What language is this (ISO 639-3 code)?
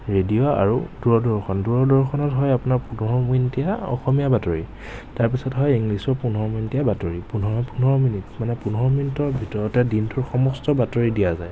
asm